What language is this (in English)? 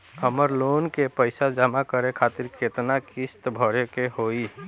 Bhojpuri